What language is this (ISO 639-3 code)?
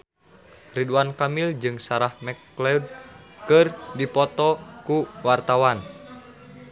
sun